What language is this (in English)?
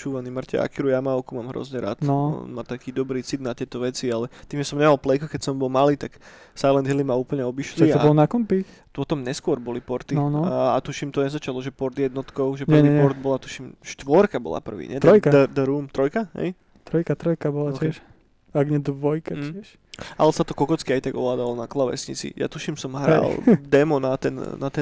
Slovak